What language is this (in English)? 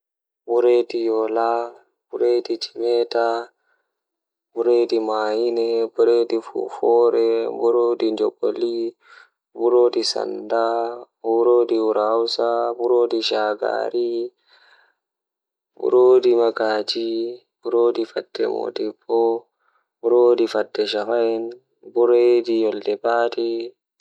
Fula